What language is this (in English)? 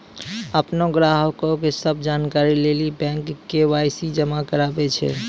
Maithili